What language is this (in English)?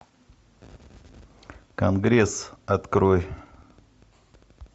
Russian